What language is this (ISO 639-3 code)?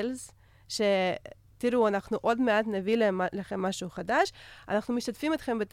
heb